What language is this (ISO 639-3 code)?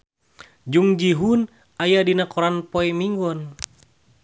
sun